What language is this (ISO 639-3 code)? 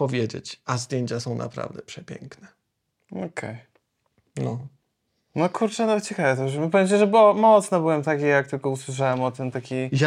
pol